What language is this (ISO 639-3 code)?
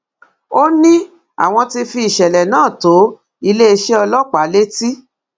yor